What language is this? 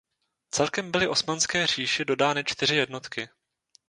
Czech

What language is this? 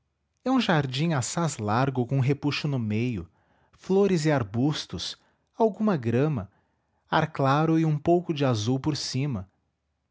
Portuguese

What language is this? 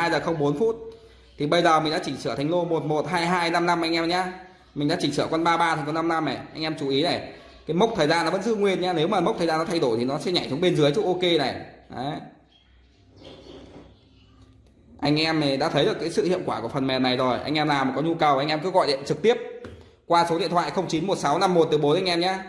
Vietnamese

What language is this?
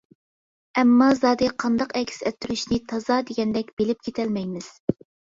Uyghur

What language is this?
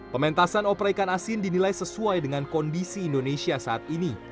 Indonesian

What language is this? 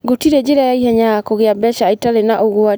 Kikuyu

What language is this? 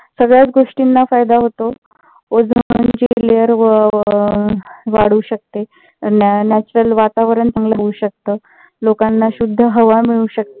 Marathi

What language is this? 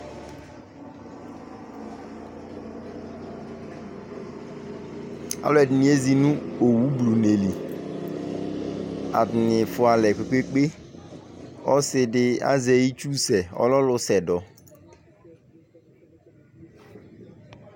Ikposo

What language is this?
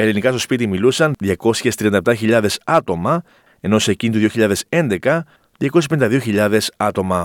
Greek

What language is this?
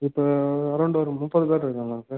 Tamil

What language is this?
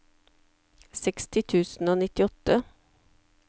Norwegian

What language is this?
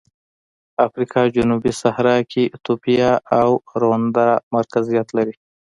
Pashto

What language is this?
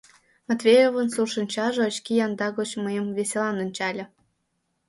Mari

